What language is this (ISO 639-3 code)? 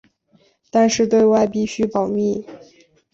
zho